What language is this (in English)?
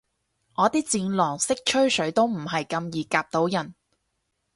Cantonese